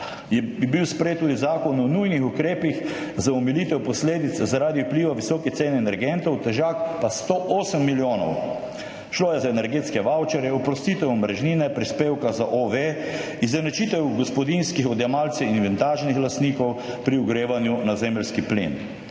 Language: Slovenian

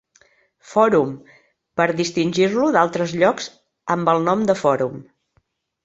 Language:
Catalan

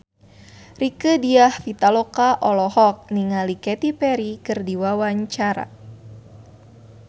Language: Sundanese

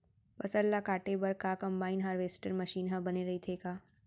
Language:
Chhattisgarhi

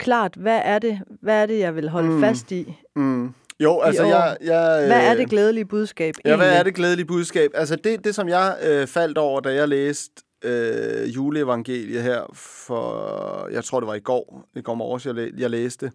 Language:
Danish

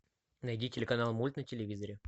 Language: Russian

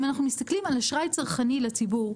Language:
Hebrew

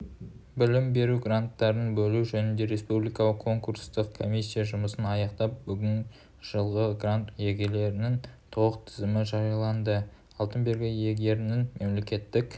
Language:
Kazakh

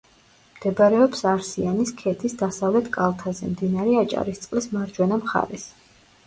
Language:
Georgian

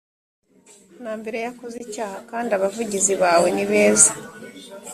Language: Kinyarwanda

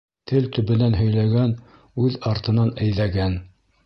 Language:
Bashkir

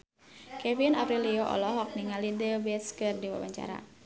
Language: Sundanese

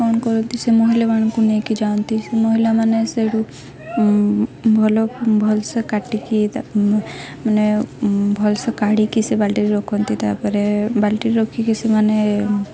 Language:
Odia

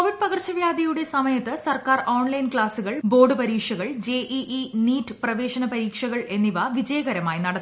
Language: Malayalam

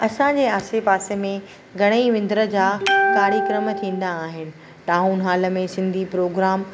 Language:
Sindhi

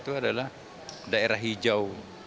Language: Indonesian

